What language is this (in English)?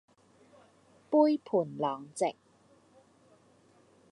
Cantonese